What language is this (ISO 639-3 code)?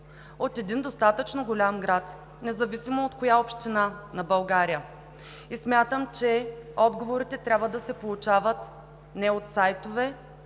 bul